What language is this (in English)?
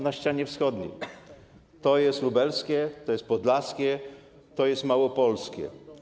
Polish